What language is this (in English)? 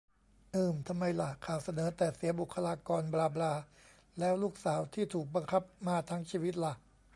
Thai